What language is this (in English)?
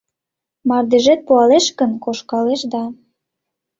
Mari